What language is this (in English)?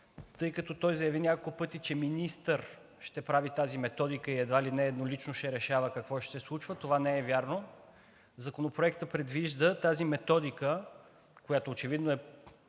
Bulgarian